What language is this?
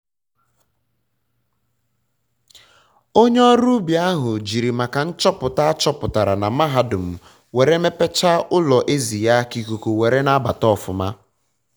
Igbo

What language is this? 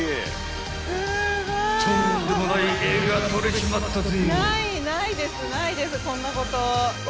Japanese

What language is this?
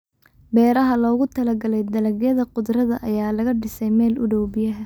Somali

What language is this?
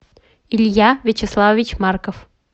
Russian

